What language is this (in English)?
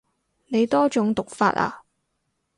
Cantonese